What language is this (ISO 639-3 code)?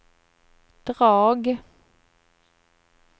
swe